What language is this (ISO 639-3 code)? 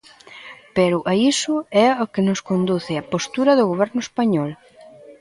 glg